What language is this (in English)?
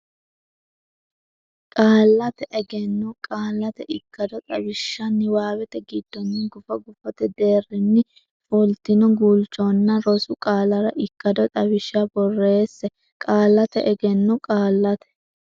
Sidamo